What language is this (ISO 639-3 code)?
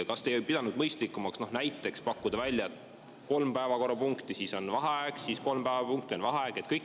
est